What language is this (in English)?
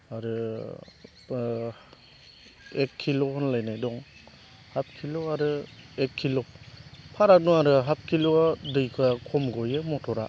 Bodo